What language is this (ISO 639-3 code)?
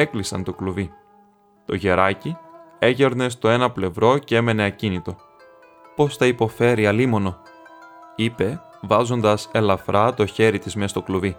ell